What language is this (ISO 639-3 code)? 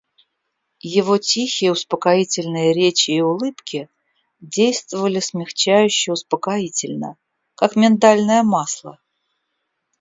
rus